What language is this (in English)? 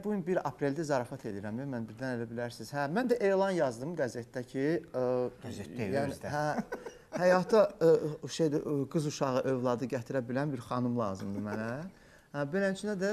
Turkish